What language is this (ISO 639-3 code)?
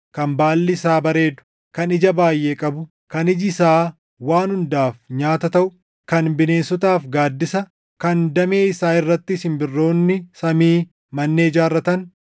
orm